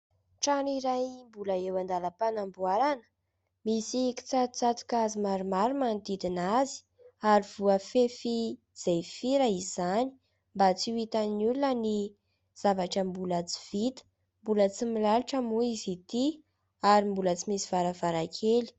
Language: Malagasy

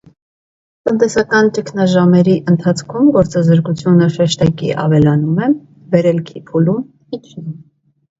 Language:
Armenian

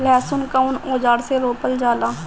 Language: Bhojpuri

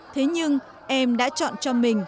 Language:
Vietnamese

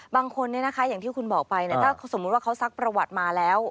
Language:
Thai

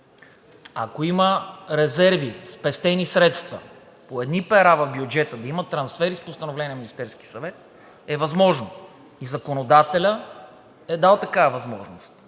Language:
Bulgarian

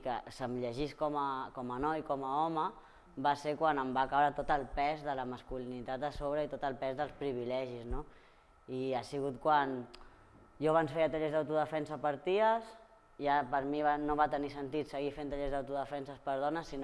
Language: Catalan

